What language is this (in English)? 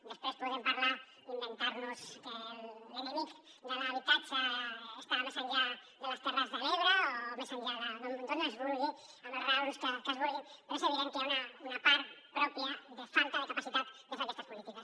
Catalan